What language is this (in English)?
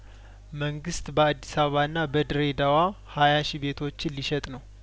Amharic